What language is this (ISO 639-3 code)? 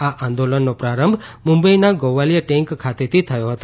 guj